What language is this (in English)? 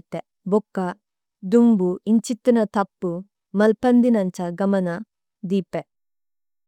Tulu